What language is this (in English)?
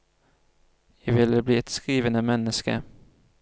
Norwegian